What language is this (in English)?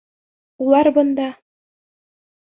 Bashkir